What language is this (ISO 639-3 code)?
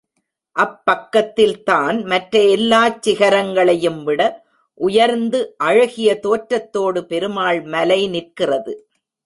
tam